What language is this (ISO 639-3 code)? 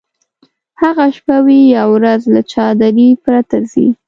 pus